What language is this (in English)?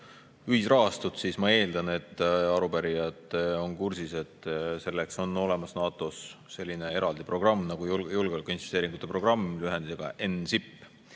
Estonian